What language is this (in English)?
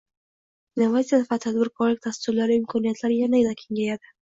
Uzbek